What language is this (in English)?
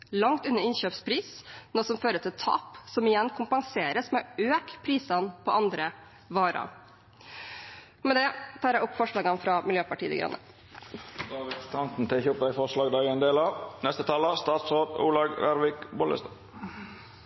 Norwegian